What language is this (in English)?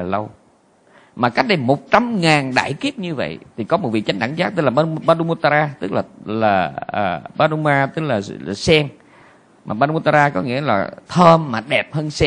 Vietnamese